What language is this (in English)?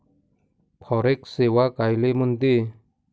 Marathi